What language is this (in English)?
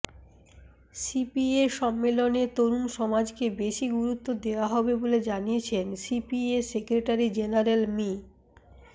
Bangla